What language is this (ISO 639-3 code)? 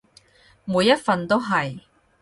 yue